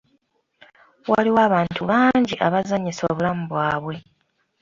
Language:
Ganda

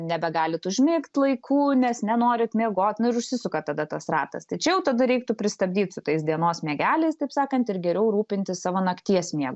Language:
Lithuanian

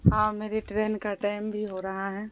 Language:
Urdu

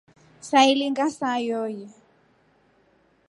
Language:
Rombo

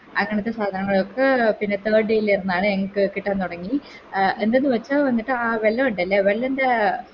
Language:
Malayalam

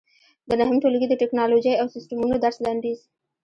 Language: Pashto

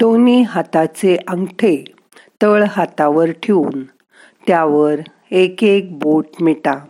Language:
Marathi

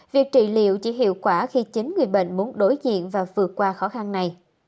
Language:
Vietnamese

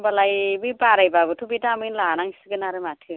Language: Bodo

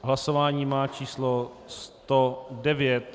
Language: Czech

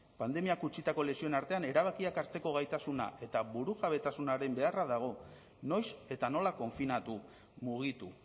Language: Basque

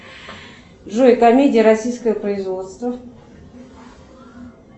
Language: Russian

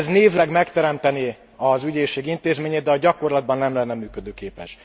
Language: Hungarian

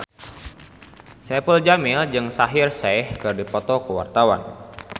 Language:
Sundanese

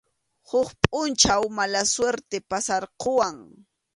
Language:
Arequipa-La Unión Quechua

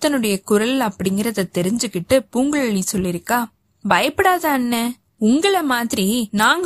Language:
Tamil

